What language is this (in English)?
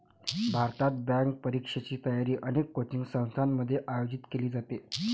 Marathi